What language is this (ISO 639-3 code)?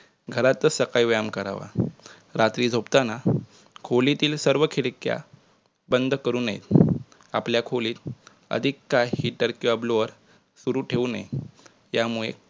mar